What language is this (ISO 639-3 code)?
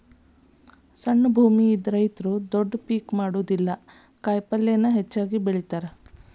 kan